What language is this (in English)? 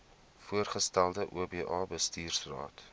Afrikaans